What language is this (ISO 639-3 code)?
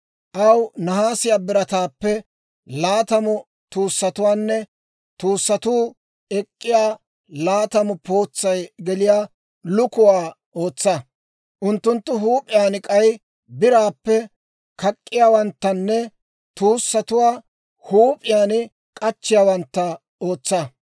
dwr